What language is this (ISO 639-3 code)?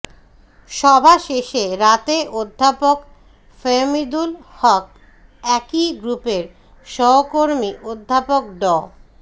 ben